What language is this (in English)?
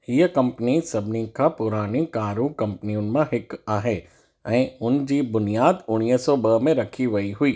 Sindhi